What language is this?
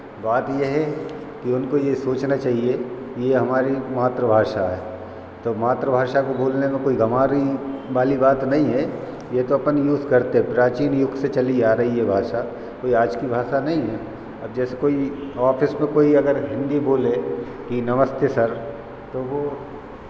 Hindi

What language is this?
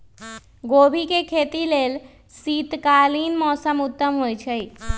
Magahi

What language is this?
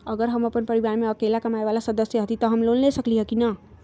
Magahi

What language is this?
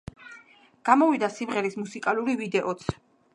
Georgian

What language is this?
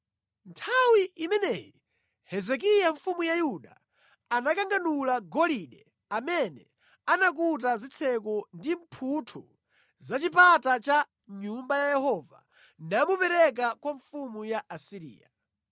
Nyanja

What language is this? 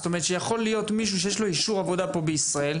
Hebrew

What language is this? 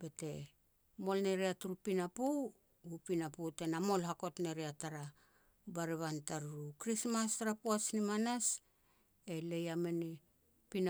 Petats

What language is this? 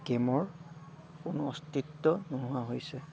Assamese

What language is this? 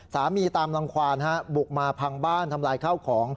Thai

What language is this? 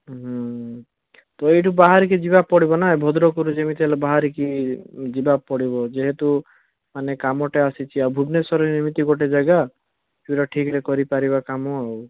Odia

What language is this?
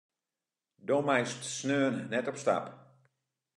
Western Frisian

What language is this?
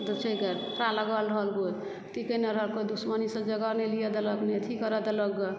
Maithili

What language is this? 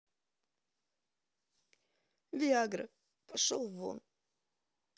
Russian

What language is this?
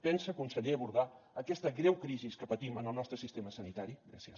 Catalan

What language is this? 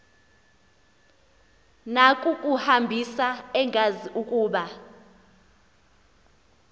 Xhosa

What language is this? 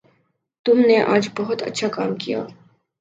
Urdu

